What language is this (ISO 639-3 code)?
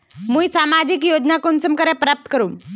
mag